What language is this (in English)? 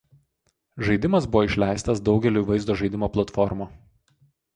Lithuanian